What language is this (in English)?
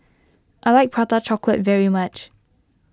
English